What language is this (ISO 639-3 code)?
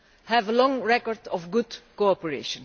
eng